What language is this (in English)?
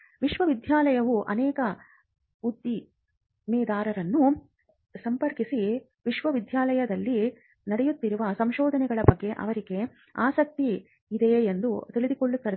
Kannada